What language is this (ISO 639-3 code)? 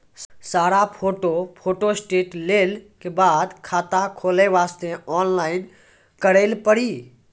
mai